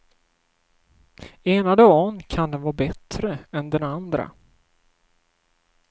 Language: Swedish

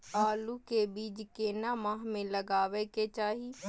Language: Maithili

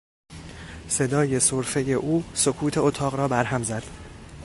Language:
Persian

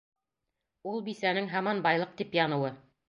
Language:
Bashkir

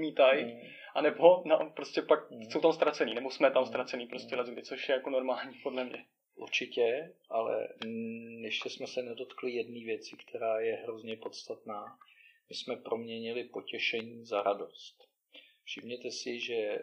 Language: Czech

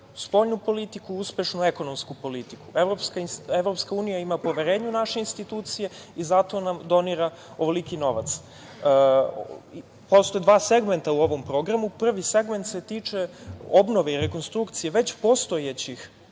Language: Serbian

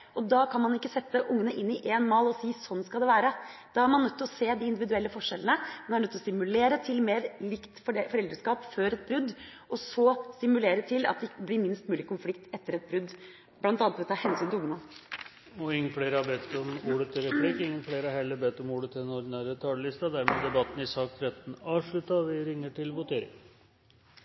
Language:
Norwegian Bokmål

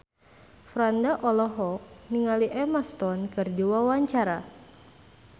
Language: Sundanese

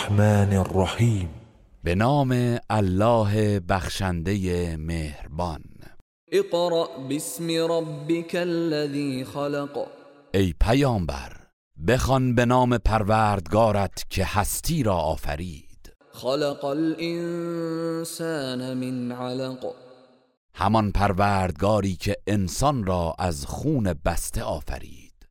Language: Persian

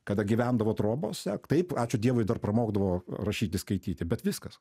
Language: Lithuanian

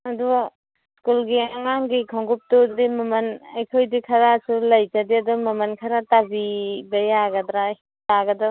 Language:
Manipuri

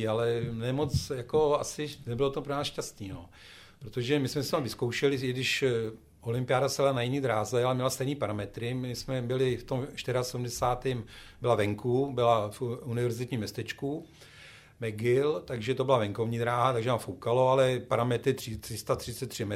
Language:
Czech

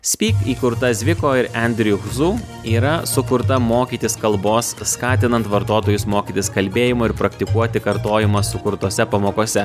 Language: Lithuanian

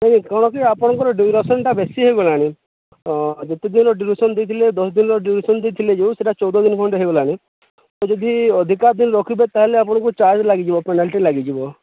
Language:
Odia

